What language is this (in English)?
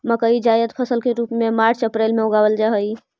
Magahi